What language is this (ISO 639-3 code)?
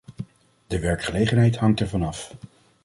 nld